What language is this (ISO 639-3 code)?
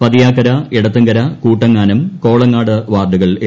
mal